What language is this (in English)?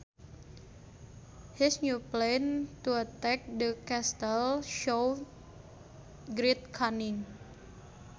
Sundanese